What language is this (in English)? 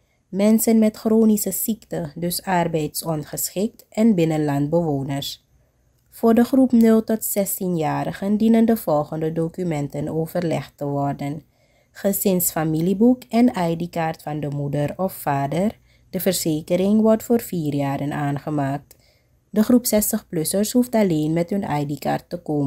Dutch